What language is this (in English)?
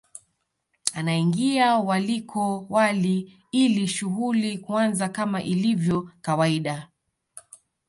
Swahili